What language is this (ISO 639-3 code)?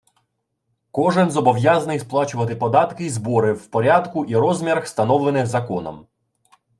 ukr